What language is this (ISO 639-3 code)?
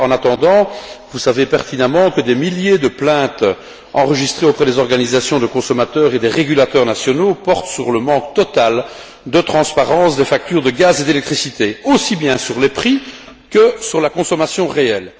fra